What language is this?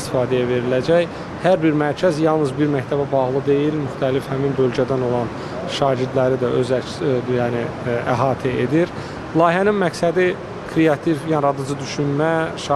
Turkish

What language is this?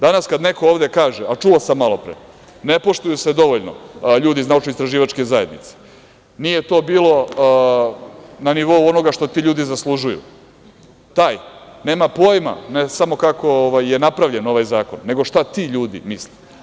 Serbian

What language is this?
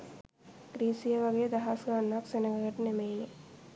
Sinhala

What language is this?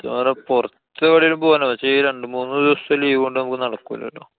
Malayalam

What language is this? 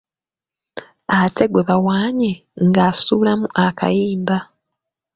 Ganda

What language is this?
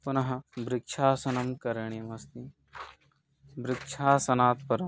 Sanskrit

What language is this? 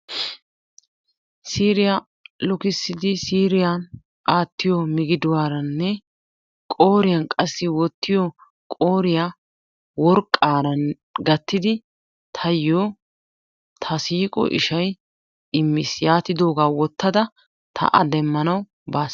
Wolaytta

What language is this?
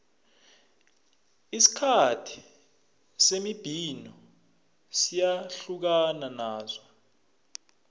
South Ndebele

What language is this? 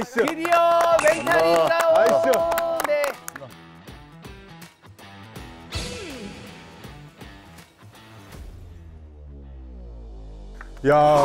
Korean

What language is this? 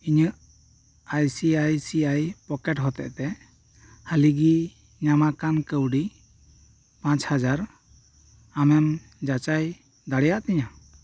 Santali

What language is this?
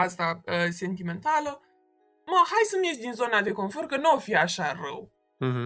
Romanian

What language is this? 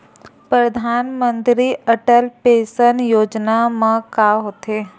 Chhattisgarhi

